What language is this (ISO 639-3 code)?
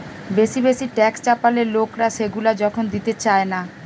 ben